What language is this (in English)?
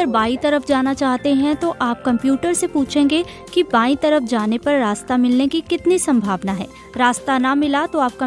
Hindi